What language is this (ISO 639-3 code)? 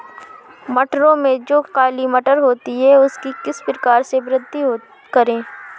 hin